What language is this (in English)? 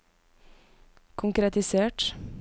Norwegian